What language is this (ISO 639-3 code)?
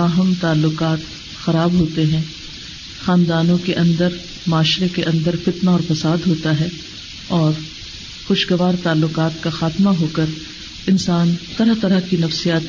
urd